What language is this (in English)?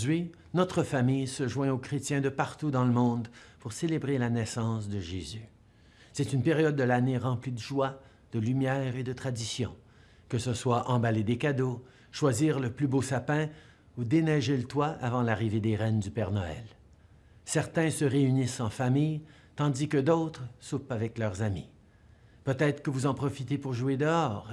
French